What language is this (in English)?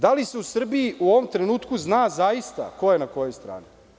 Serbian